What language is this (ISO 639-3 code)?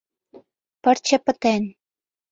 chm